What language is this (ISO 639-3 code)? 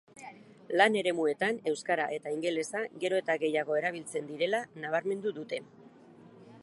eus